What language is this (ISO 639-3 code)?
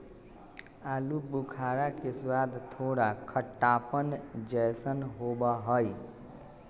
mag